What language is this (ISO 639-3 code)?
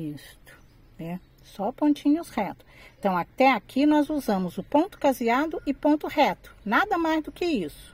por